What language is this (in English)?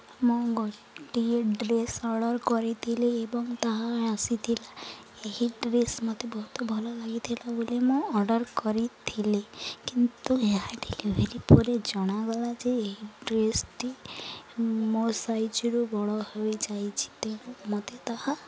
Odia